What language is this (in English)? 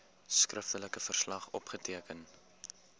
Afrikaans